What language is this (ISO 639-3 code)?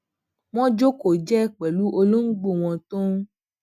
yor